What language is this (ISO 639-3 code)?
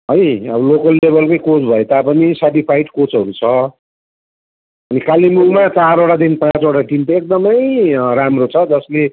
nep